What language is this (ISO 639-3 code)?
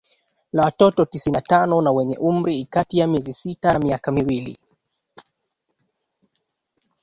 swa